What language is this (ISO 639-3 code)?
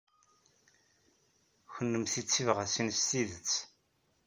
kab